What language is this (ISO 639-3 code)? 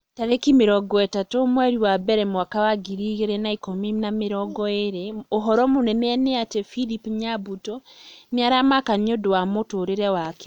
kik